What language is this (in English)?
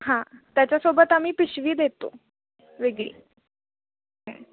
Marathi